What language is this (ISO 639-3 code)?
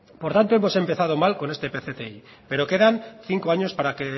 spa